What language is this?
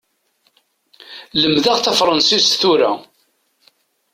Kabyle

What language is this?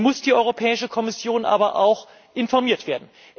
German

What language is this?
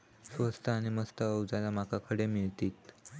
Marathi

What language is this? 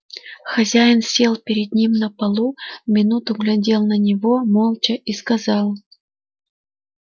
Russian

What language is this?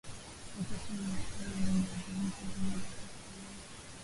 Swahili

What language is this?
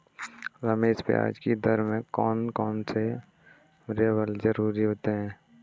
Hindi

